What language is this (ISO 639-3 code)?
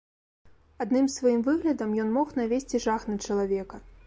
bel